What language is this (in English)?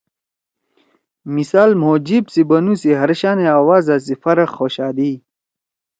Torwali